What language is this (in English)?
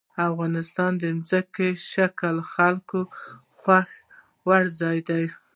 Pashto